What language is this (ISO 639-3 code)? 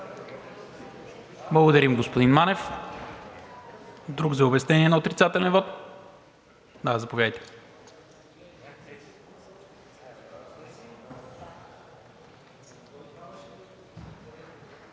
bul